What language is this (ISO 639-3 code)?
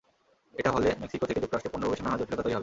ben